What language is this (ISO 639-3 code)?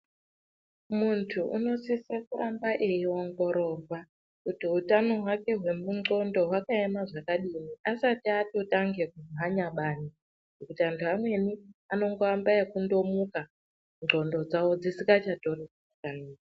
ndc